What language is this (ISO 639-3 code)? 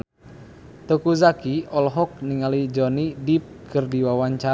sun